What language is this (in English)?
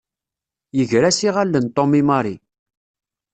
Kabyle